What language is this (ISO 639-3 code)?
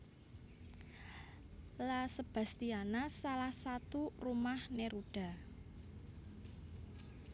jav